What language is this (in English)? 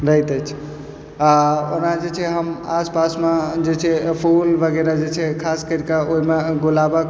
Maithili